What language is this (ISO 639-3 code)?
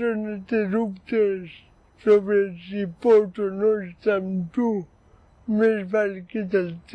cat